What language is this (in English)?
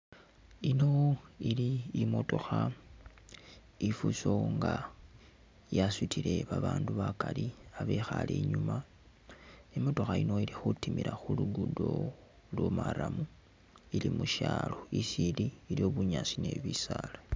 Masaaba